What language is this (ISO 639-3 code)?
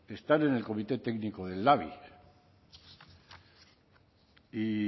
spa